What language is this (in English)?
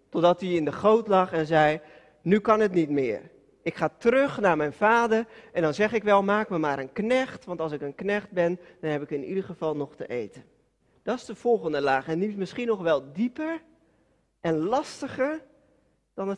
Dutch